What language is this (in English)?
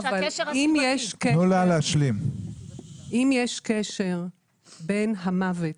Hebrew